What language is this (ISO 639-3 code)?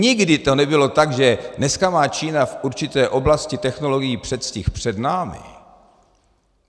ces